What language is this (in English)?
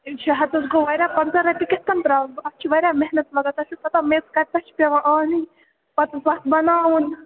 Kashmiri